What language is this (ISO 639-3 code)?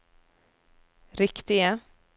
nor